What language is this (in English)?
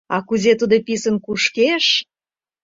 Mari